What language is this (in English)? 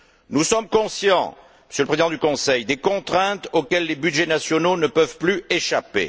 French